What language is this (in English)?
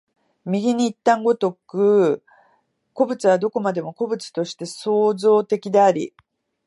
Japanese